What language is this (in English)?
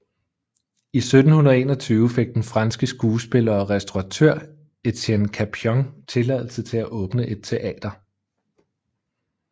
Danish